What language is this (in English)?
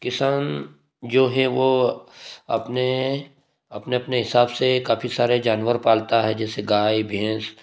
Hindi